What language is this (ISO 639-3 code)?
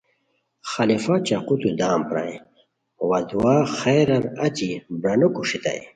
khw